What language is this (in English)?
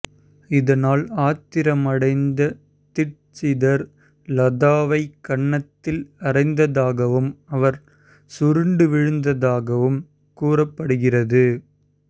Tamil